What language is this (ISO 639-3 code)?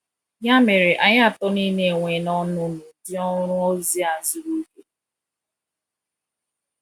ibo